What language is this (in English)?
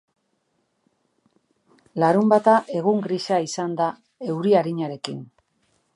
Basque